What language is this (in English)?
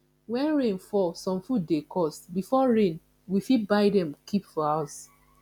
Nigerian Pidgin